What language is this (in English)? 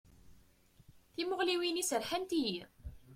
Kabyle